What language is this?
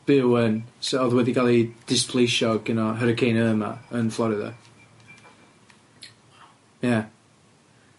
Welsh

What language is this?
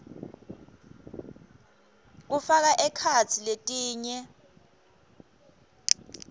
Swati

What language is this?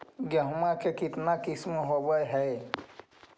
Magahi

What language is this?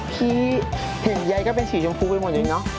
Thai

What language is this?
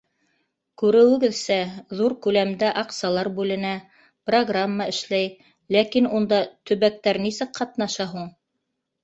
Bashkir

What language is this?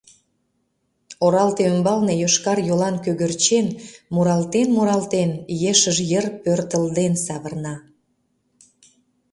Mari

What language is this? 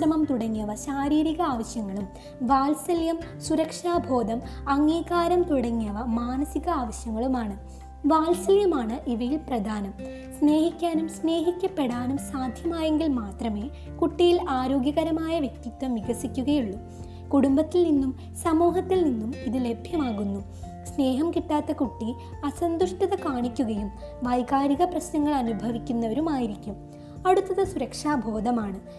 Malayalam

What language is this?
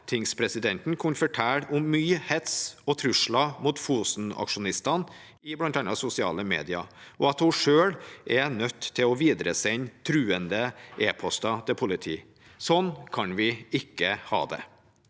Norwegian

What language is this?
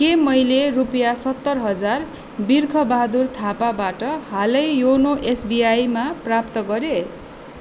Nepali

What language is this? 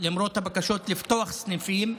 Hebrew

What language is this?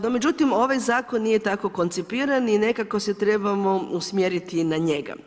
Croatian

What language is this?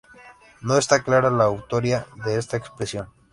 Spanish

